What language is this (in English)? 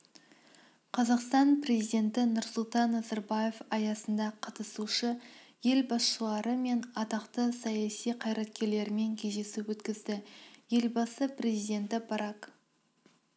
Kazakh